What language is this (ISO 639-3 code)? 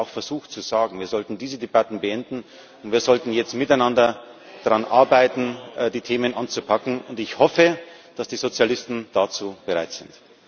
deu